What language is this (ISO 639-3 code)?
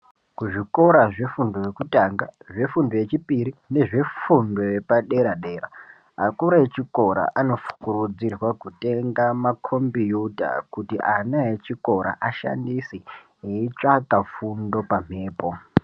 ndc